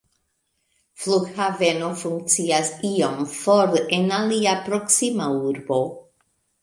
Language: Esperanto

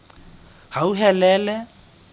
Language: Southern Sotho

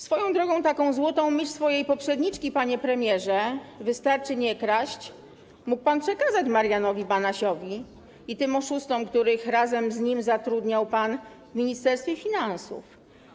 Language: Polish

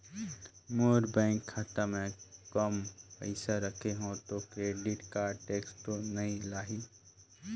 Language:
Chhattisgarhi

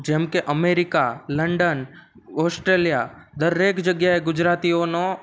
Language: Gujarati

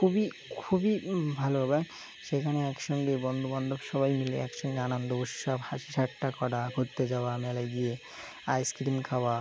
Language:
Bangla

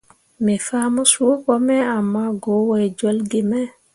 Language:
Mundang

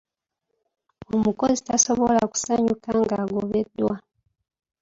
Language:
Ganda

